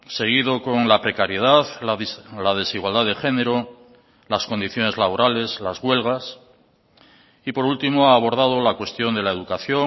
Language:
Spanish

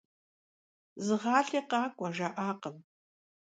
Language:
Kabardian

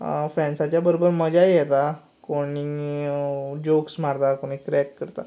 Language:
Konkani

